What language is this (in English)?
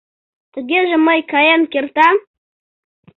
Mari